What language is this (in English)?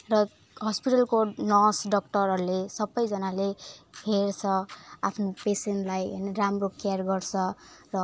Nepali